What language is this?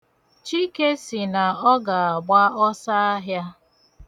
Igbo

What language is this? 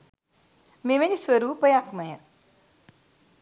Sinhala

